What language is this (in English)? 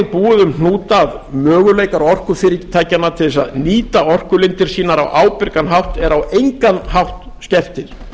Icelandic